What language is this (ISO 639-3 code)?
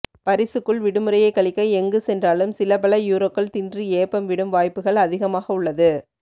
tam